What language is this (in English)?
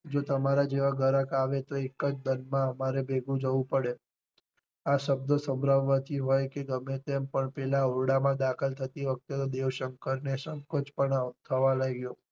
Gujarati